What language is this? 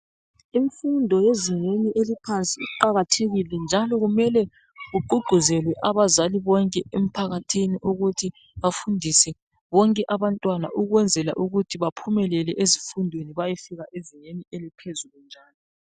North Ndebele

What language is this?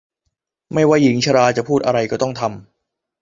Thai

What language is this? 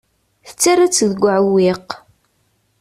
Kabyle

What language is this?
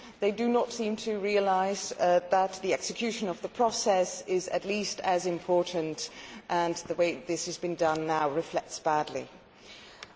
English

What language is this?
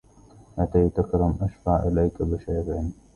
Arabic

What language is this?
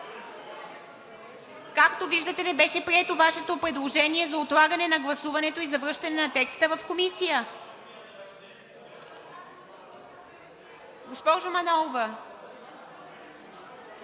Bulgarian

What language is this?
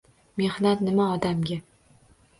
Uzbek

